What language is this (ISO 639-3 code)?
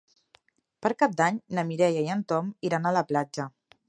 cat